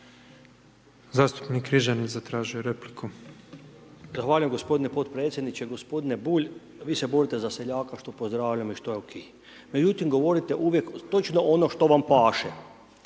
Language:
Croatian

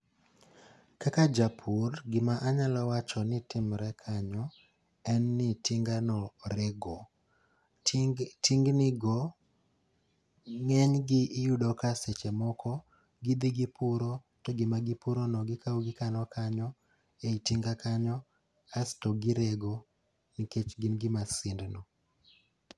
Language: Luo (Kenya and Tanzania)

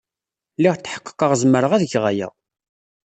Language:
Kabyle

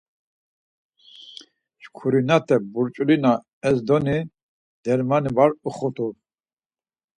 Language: Laz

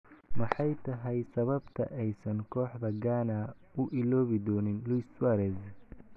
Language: Somali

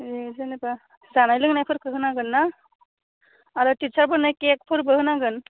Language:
Bodo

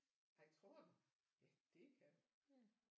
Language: Danish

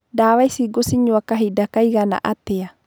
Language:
Kikuyu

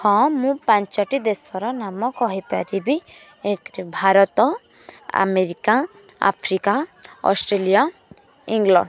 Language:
Odia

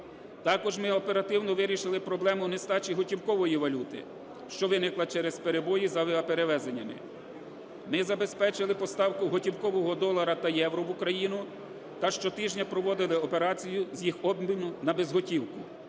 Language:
Ukrainian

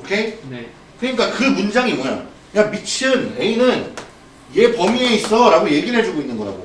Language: Korean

